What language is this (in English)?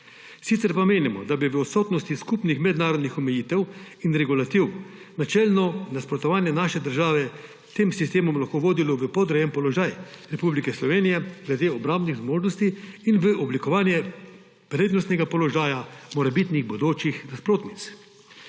Slovenian